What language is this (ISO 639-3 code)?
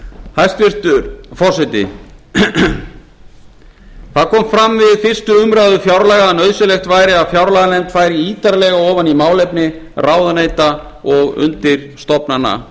isl